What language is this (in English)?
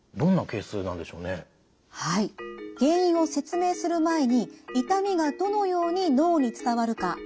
Japanese